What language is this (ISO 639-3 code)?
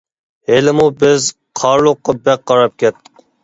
uig